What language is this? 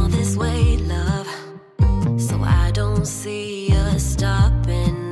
English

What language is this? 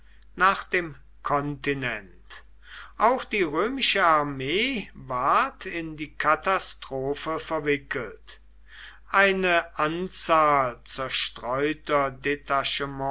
German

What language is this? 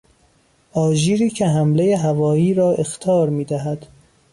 Persian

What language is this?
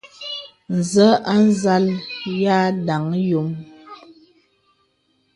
Bebele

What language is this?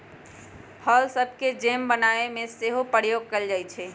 Magahi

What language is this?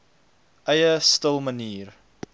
Afrikaans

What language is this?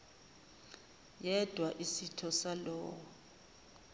Zulu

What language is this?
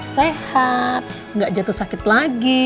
Indonesian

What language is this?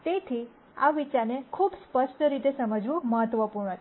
Gujarati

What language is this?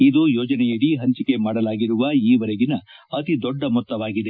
Kannada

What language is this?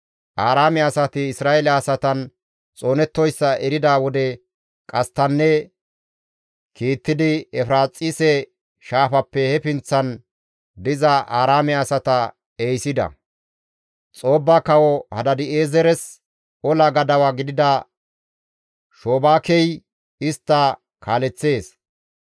Gamo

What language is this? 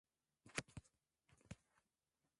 Swahili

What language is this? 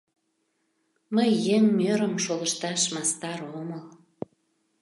Mari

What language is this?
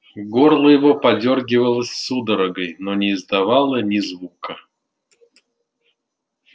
Russian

